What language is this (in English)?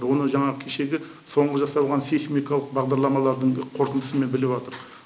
Kazakh